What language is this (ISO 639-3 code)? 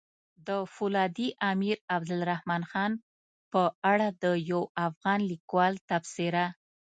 pus